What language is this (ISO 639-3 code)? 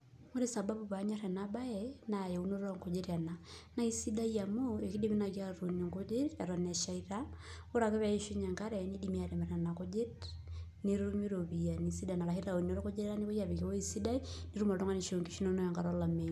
mas